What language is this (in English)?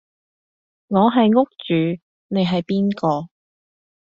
Cantonese